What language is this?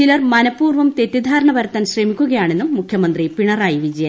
Malayalam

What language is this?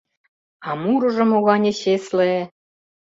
Mari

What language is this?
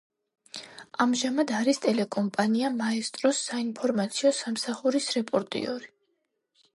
Georgian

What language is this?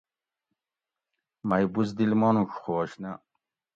Gawri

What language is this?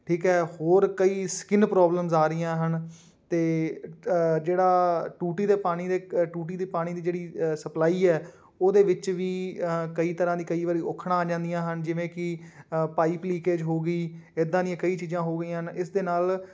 Punjabi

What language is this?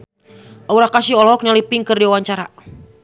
Sundanese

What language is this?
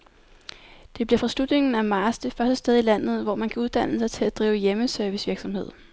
Danish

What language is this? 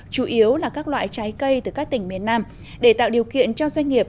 Vietnamese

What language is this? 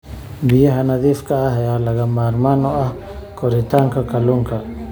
Somali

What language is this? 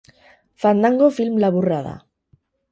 Basque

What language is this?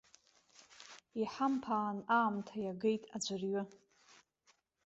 Abkhazian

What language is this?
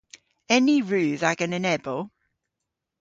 Cornish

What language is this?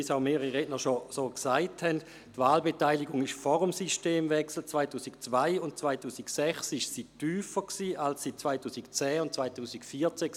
Swiss German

